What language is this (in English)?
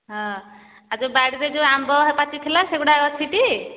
Odia